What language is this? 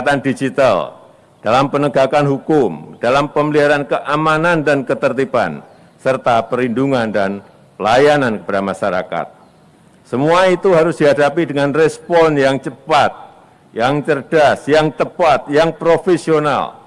Indonesian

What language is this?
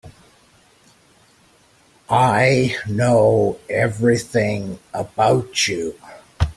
English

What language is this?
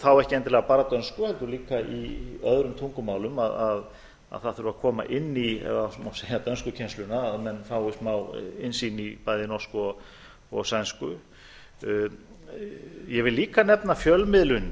Icelandic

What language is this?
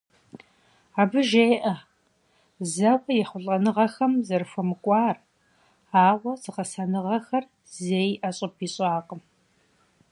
Kabardian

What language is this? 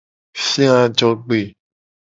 Gen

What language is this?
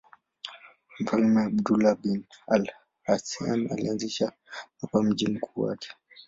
Swahili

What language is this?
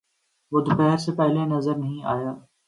Urdu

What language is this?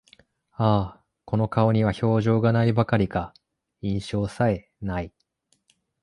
Japanese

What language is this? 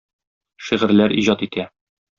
Tatar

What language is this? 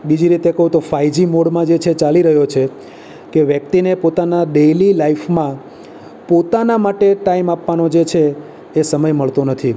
Gujarati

